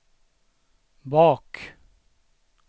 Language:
Swedish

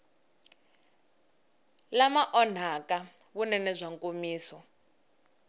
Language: Tsonga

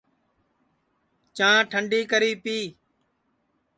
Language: Sansi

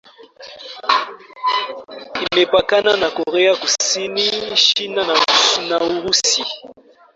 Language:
Swahili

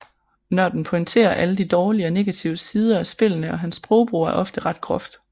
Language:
Danish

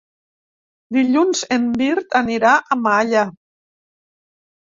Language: Catalan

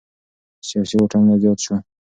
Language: Pashto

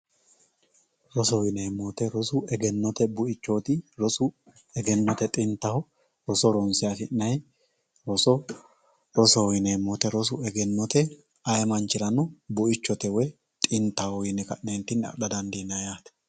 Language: Sidamo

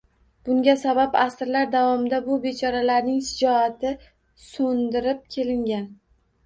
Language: Uzbek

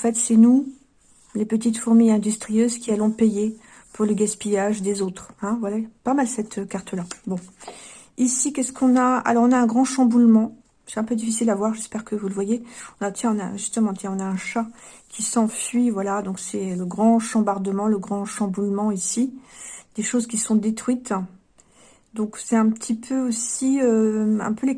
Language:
French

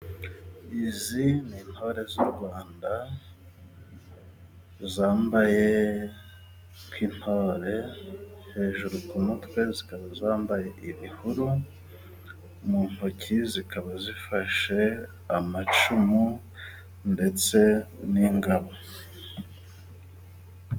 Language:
Kinyarwanda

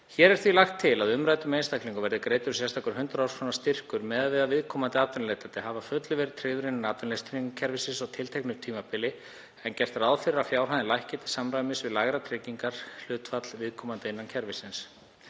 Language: Icelandic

